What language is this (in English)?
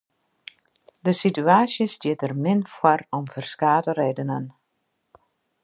Western Frisian